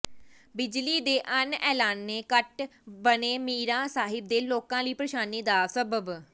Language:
Punjabi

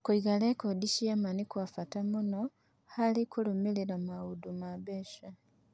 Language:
Kikuyu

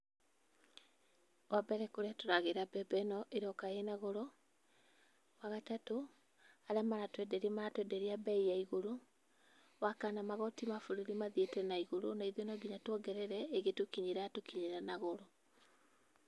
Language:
Kikuyu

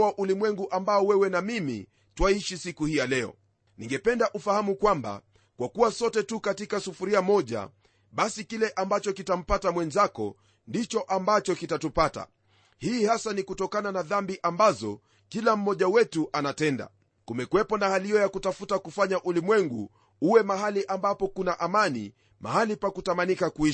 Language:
Swahili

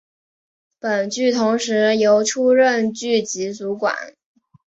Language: Chinese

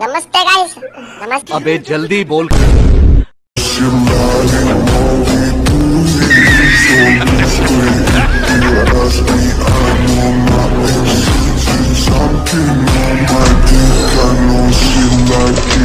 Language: Turkish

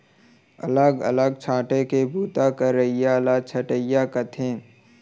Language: Chhattisgarhi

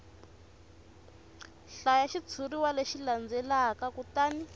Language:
Tsonga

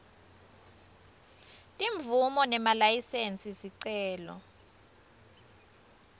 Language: Swati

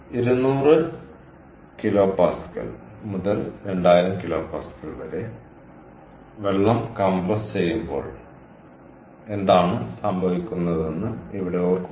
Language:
Malayalam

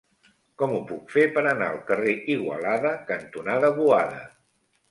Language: Catalan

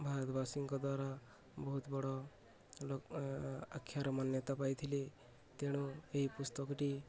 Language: Odia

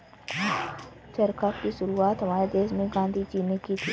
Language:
Hindi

